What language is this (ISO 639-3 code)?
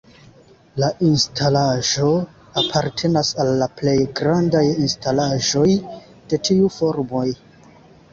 epo